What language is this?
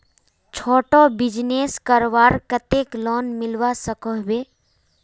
Magahi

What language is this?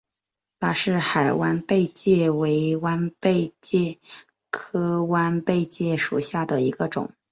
Chinese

